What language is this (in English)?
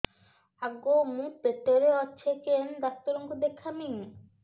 Odia